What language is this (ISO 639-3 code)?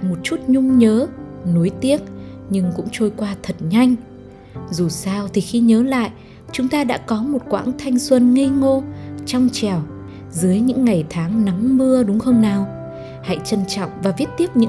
vie